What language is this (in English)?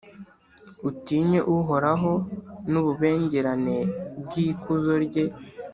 Kinyarwanda